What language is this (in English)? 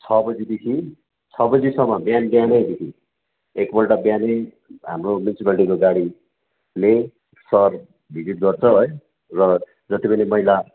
Nepali